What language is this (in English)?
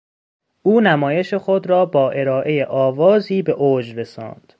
Persian